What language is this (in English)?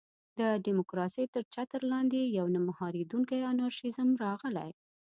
Pashto